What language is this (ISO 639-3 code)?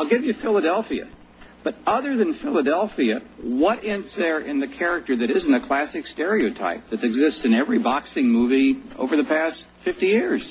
eng